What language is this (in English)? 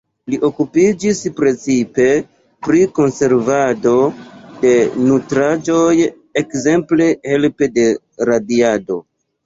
Esperanto